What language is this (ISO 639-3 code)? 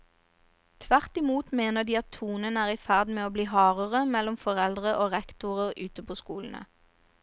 nor